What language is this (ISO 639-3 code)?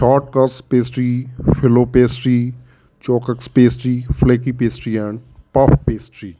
pan